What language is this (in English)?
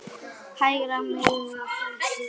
Icelandic